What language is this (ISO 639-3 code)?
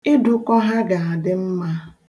ibo